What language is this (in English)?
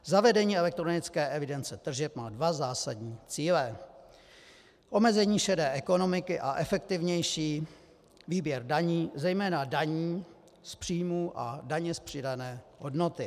Czech